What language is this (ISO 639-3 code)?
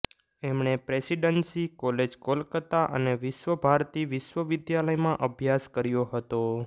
guj